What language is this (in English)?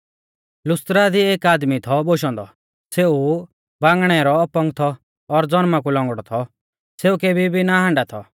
Mahasu Pahari